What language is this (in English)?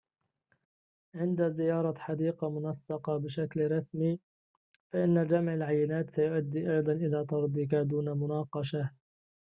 Arabic